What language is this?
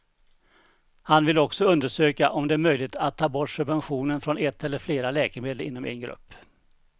Swedish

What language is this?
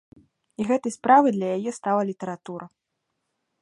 Belarusian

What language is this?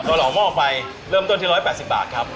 Thai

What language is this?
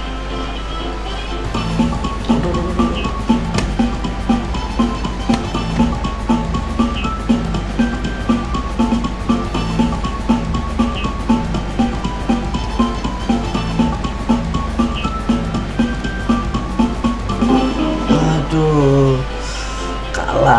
Indonesian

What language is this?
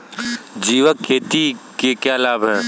Hindi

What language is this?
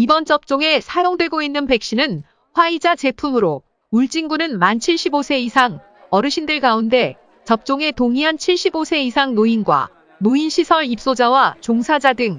Korean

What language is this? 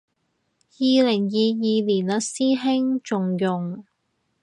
Cantonese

